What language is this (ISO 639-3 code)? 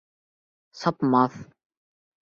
bak